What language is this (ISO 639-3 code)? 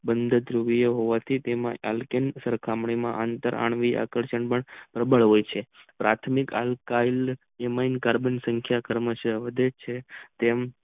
guj